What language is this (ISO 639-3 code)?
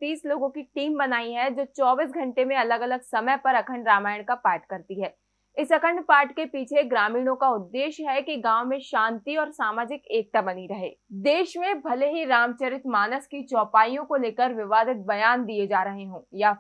hin